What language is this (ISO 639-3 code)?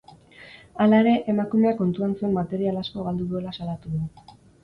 eus